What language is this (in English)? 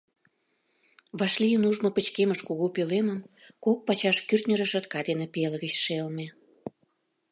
Mari